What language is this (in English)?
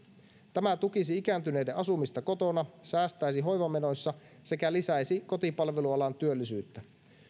Finnish